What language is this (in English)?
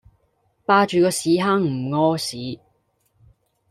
Cantonese